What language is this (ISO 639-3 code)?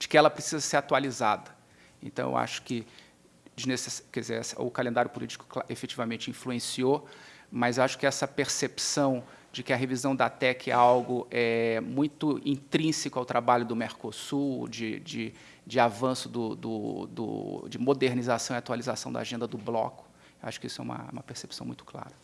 por